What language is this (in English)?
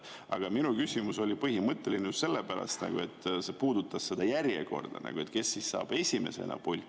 Estonian